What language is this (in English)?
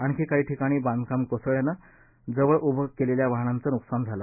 Marathi